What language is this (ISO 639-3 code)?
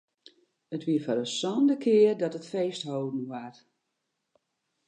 fry